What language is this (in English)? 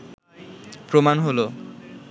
Bangla